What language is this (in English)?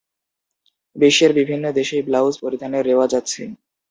Bangla